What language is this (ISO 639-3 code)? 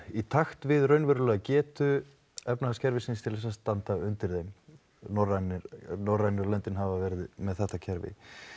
isl